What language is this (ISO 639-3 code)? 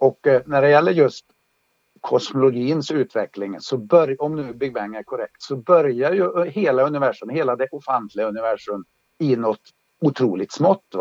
swe